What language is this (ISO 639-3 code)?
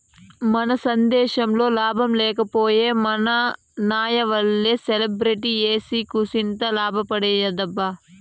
tel